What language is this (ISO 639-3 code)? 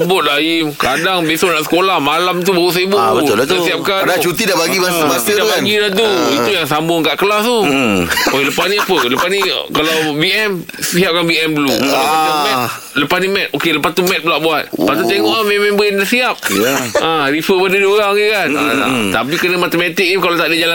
msa